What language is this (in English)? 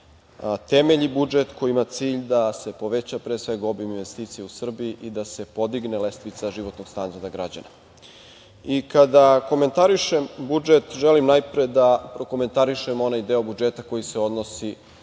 Serbian